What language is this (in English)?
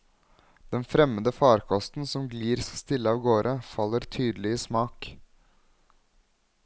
Norwegian